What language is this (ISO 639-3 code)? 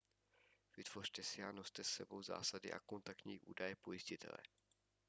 ces